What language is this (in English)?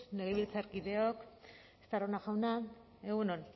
Basque